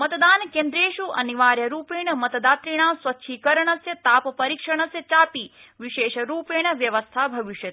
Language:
Sanskrit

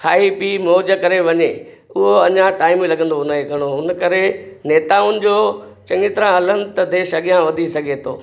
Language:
Sindhi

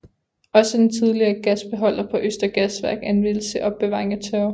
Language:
Danish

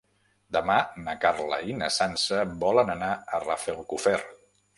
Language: Catalan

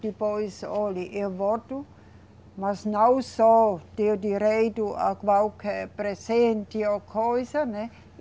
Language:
Portuguese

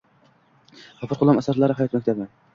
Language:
Uzbek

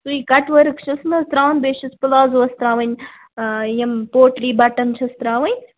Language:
Kashmiri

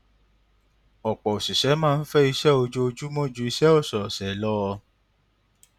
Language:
Yoruba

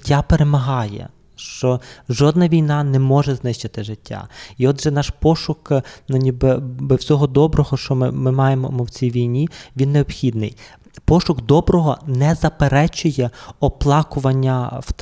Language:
Ukrainian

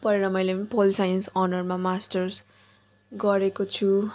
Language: Nepali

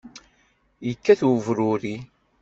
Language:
Kabyle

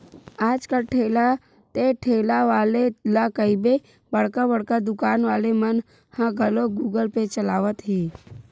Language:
Chhattisgarhi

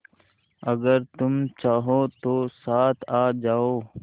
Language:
Hindi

